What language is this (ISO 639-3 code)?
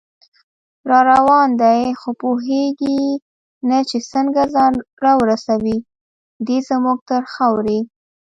pus